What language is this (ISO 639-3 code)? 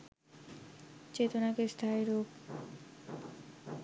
ben